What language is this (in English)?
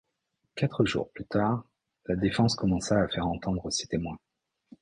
French